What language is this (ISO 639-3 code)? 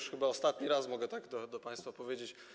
pol